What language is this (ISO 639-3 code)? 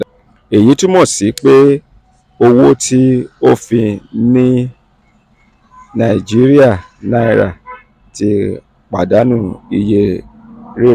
yor